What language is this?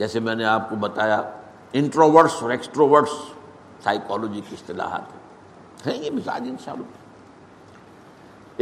Urdu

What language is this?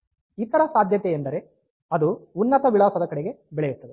Kannada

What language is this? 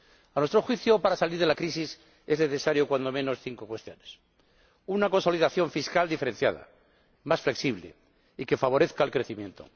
Spanish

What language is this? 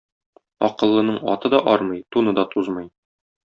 Tatar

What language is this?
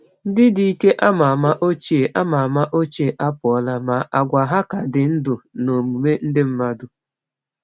Igbo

